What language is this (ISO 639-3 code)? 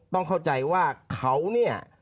tha